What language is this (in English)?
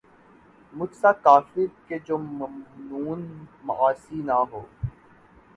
Urdu